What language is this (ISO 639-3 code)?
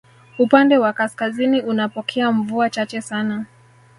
swa